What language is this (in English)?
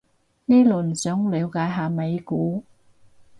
Cantonese